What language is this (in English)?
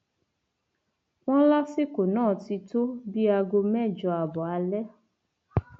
Yoruba